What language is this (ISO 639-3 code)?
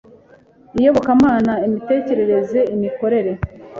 kin